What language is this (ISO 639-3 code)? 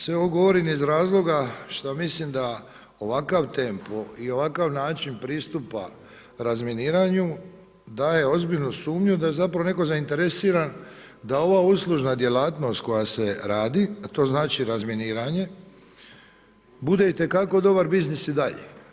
hrv